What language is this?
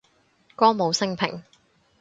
Cantonese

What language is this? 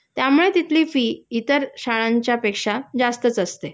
Marathi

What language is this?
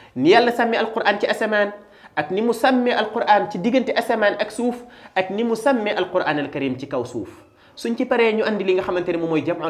French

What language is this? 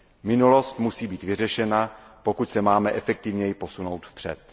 Czech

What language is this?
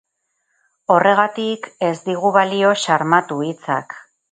Basque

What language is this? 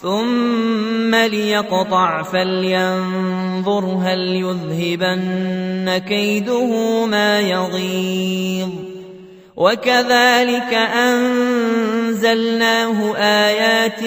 Arabic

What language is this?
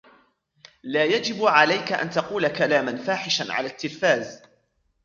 Arabic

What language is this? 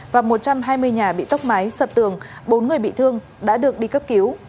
Vietnamese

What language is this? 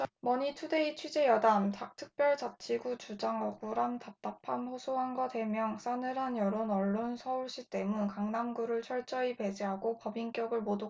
Korean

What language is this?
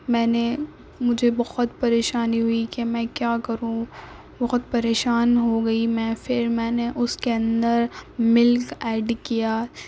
Urdu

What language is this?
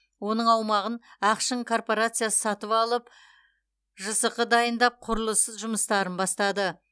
Kazakh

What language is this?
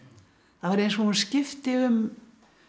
Icelandic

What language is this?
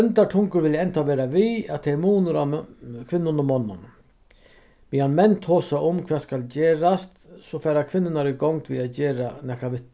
Faroese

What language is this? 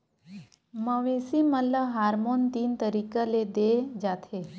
Chhattisgarhi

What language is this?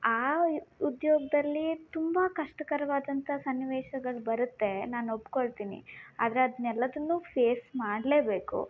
Kannada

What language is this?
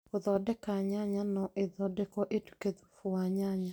Kikuyu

